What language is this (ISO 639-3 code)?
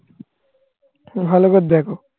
ben